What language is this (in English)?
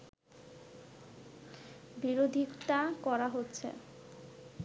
Bangla